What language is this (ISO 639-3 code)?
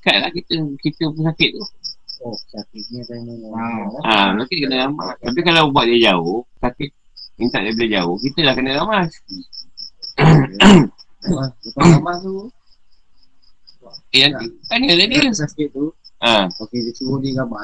msa